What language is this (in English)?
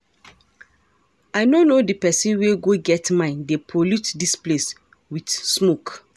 Nigerian Pidgin